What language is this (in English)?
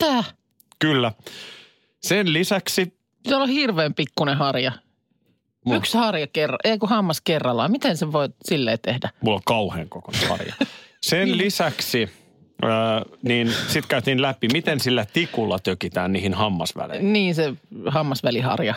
Finnish